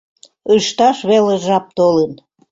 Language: Mari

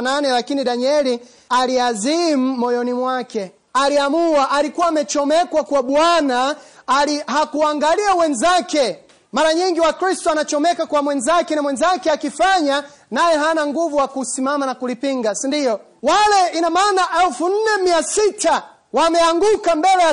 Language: Swahili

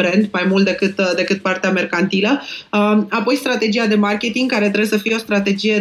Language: Romanian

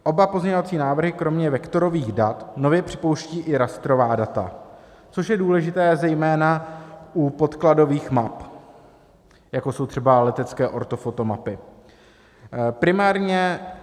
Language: Czech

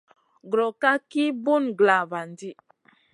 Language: Masana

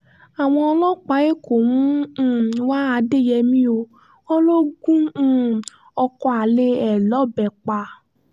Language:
Yoruba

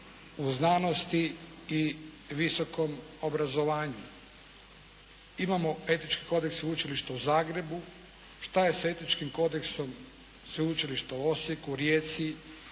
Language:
Croatian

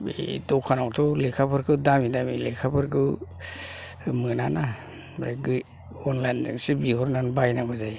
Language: Bodo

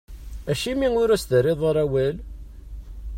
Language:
Kabyle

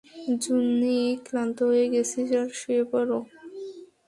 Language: Bangla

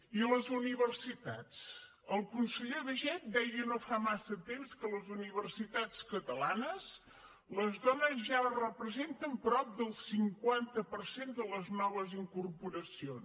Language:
Catalan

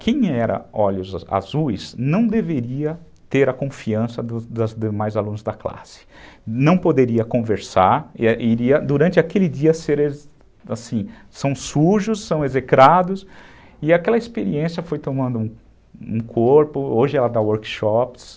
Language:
Portuguese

